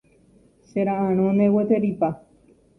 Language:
Guarani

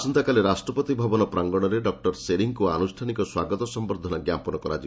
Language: Odia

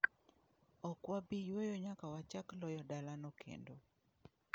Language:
Luo (Kenya and Tanzania)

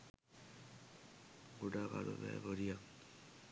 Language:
Sinhala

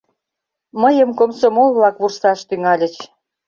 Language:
Mari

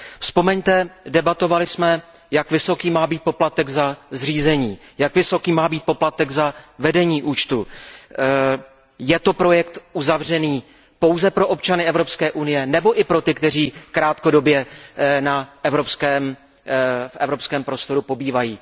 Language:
Czech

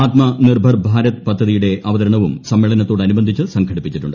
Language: Malayalam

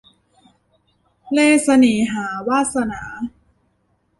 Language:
Thai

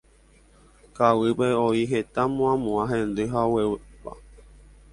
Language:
Guarani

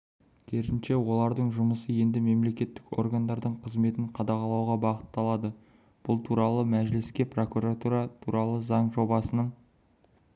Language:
Kazakh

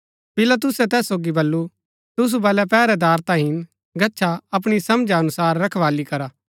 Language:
Gaddi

